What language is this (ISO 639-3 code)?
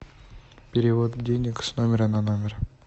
rus